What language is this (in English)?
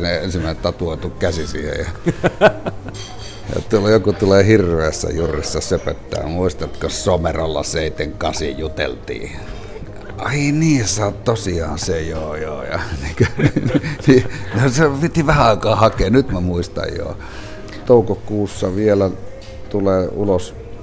Finnish